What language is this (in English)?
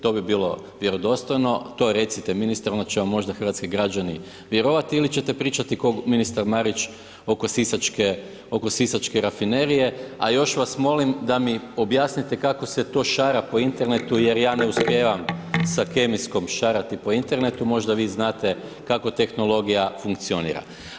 Croatian